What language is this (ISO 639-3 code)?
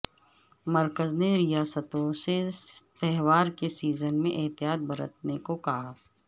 urd